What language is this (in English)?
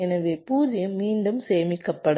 Tamil